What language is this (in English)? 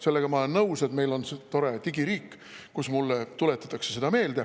Estonian